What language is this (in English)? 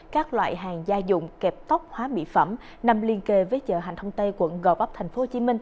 Vietnamese